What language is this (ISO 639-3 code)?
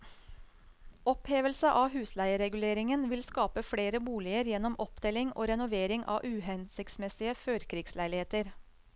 nor